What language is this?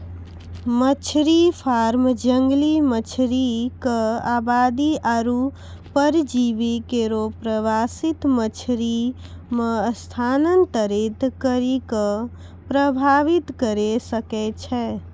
Maithili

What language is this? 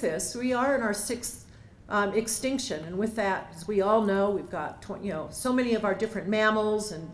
English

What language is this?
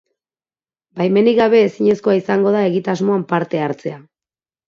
Basque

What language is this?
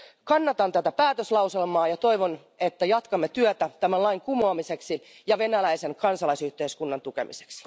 Finnish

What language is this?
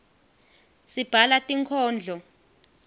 Swati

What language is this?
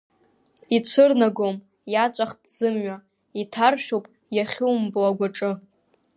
Abkhazian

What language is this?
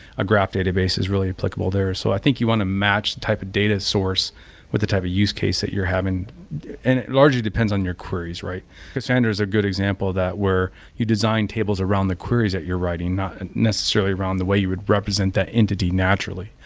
English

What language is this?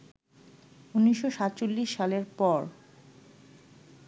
Bangla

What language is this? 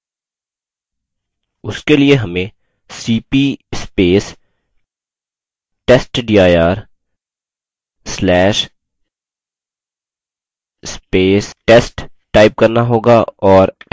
Hindi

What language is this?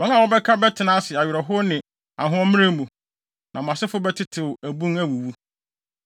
Akan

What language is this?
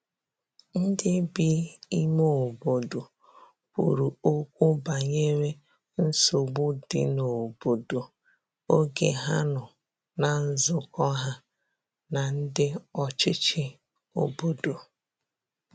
Igbo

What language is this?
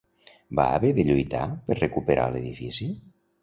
Catalan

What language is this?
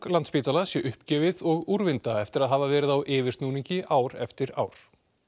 Icelandic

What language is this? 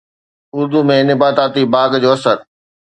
Sindhi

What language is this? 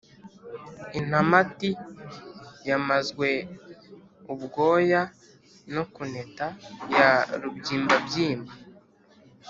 Kinyarwanda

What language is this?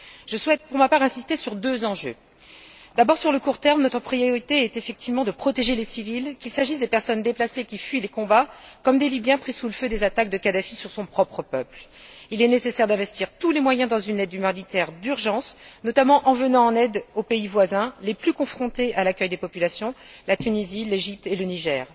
French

